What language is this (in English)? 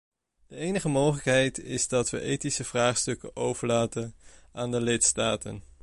Dutch